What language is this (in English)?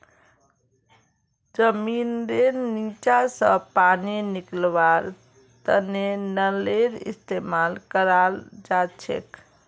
Magahi